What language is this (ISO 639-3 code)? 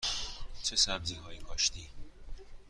fas